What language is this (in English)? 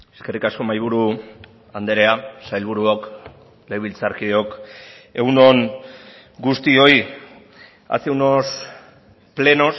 Basque